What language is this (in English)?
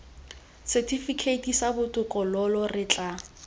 Tswana